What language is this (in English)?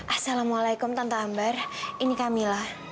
Indonesian